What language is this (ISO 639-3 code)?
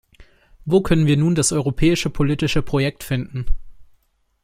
deu